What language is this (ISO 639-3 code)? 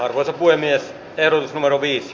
fin